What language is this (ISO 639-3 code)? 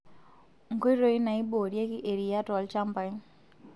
mas